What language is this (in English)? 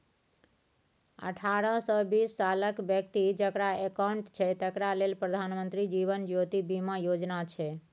Maithili